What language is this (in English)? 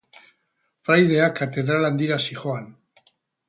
Basque